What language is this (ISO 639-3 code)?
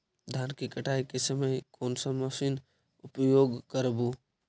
mag